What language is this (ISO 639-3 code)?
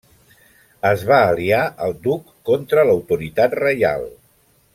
cat